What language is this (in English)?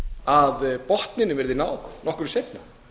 Icelandic